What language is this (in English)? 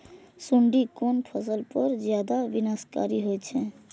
Maithili